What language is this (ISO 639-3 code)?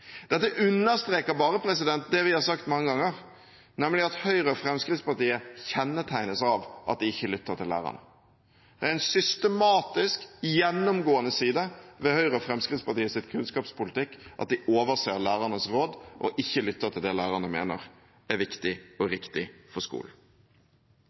nob